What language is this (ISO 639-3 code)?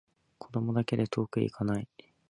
jpn